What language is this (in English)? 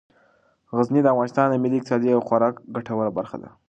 Pashto